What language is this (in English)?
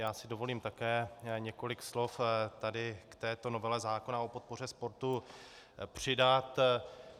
Czech